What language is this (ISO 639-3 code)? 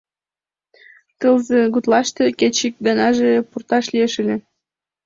chm